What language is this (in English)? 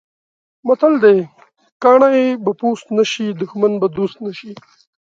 Pashto